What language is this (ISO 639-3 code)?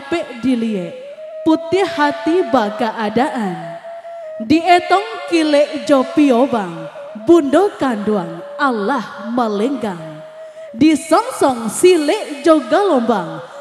ind